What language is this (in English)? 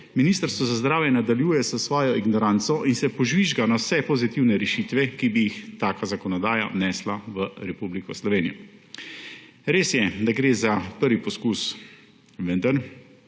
Slovenian